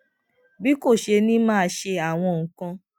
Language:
Yoruba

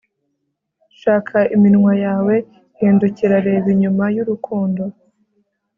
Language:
Kinyarwanda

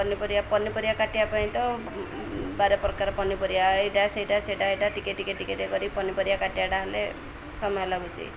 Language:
Odia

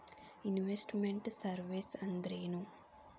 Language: Kannada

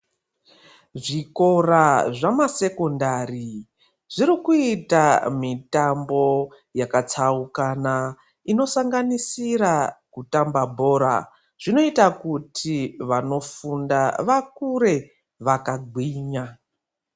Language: Ndau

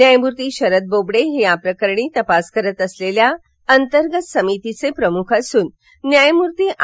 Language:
Marathi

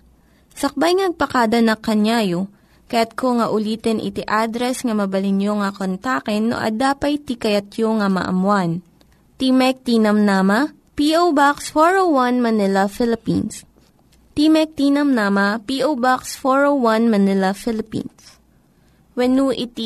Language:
Filipino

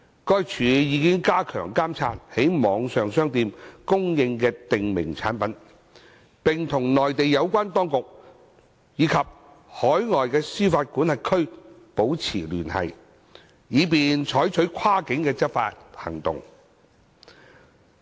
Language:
Cantonese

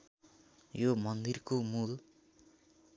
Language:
Nepali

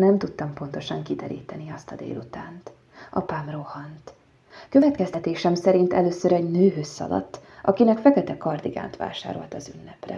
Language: Hungarian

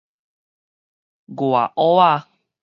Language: Min Nan Chinese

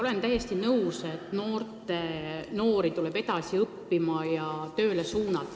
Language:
Estonian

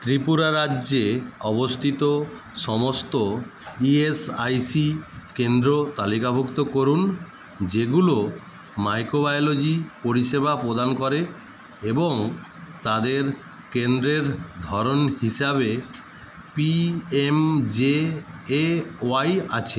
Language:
Bangla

